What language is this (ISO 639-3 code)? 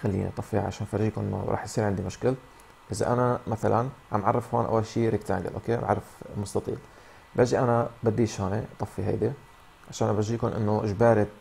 ara